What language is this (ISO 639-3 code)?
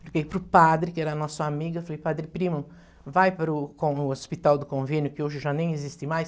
por